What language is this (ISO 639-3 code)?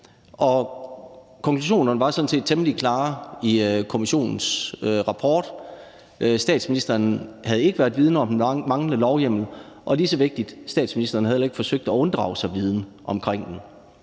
dan